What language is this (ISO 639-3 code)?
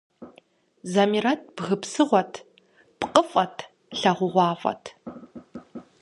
kbd